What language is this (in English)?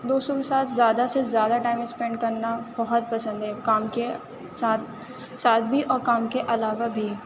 Urdu